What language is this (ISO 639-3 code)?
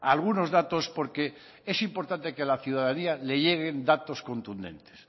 spa